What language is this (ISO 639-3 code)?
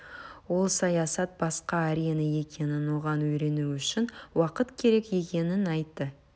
kaz